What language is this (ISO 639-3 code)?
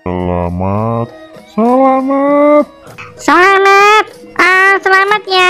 ind